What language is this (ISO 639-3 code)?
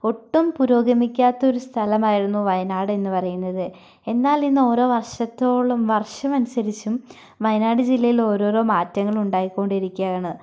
mal